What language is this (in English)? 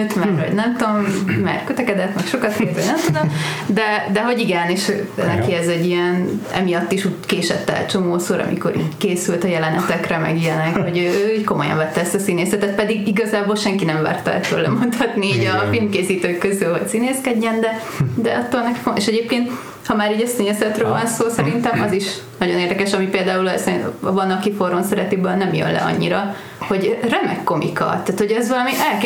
Hungarian